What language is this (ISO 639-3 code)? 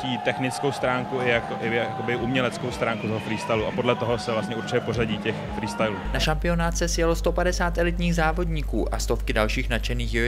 ces